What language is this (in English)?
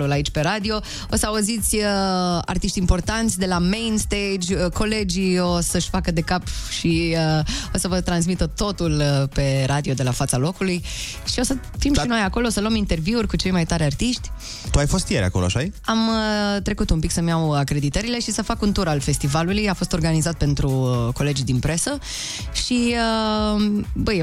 Romanian